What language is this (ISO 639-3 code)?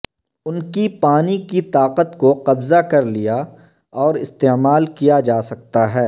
urd